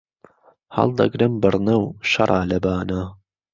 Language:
Central Kurdish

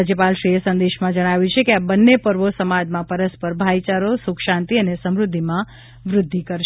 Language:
Gujarati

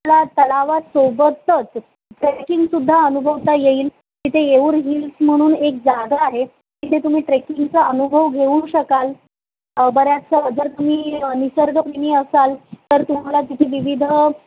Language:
Marathi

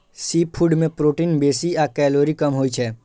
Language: Maithili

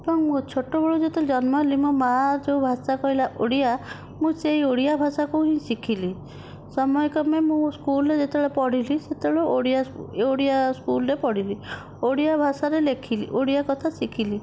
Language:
Odia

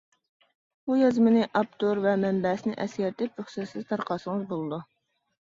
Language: Uyghur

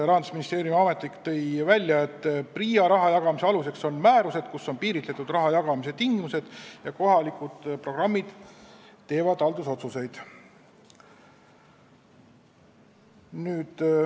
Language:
Estonian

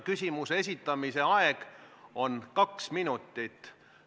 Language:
Estonian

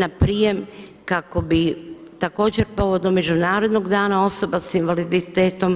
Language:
Croatian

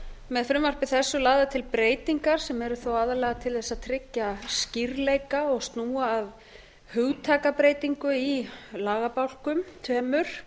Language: Icelandic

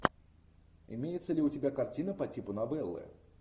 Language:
Russian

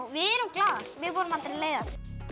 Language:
Icelandic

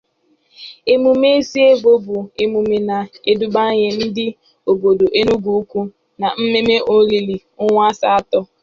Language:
Igbo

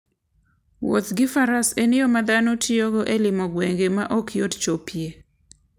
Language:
Luo (Kenya and Tanzania)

